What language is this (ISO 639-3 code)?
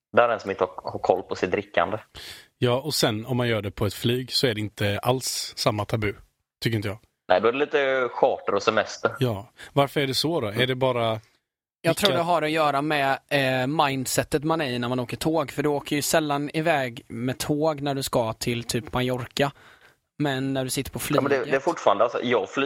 swe